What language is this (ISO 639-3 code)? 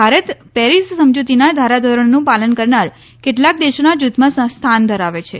guj